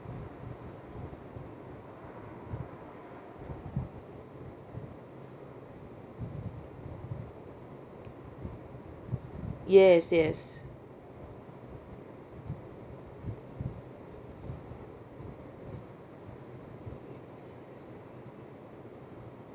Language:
English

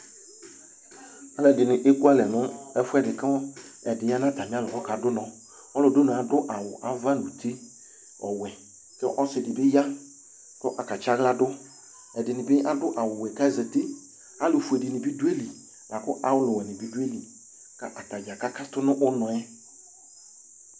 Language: Ikposo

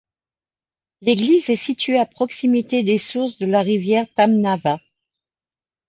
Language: French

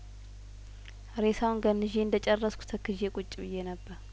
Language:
Amharic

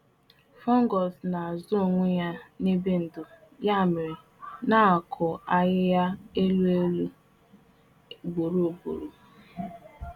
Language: Igbo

